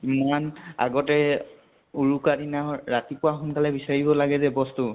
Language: Assamese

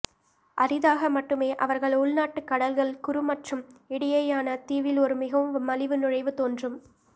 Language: Tamil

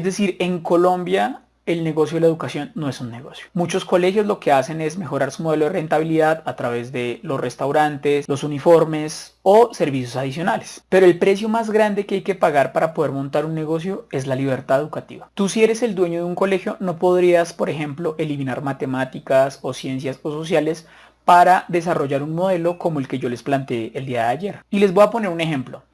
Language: Spanish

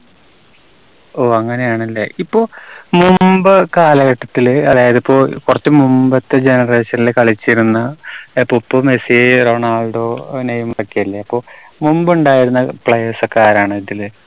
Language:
Malayalam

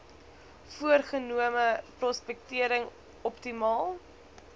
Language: Afrikaans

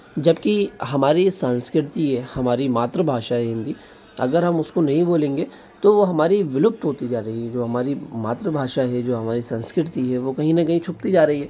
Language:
Hindi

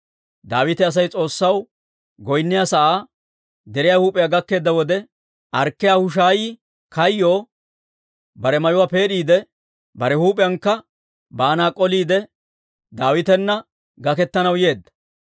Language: Dawro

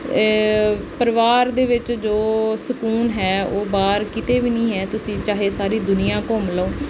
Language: Punjabi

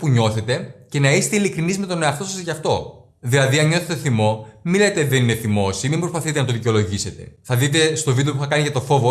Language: Greek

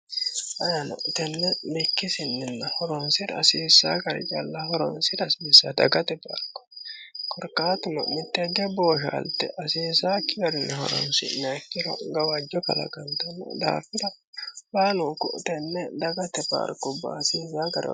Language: Sidamo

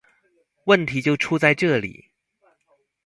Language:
Chinese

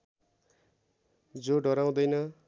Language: Nepali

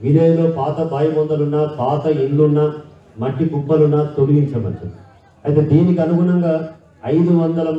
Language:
Romanian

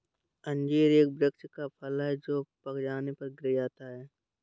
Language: Hindi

